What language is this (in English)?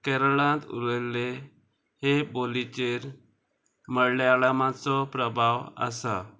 Konkani